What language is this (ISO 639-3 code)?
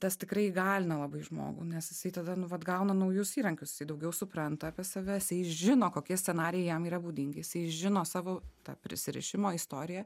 lit